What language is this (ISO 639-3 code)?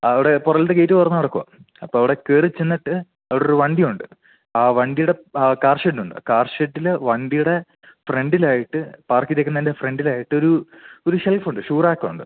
mal